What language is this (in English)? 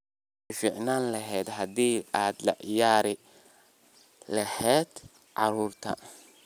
Somali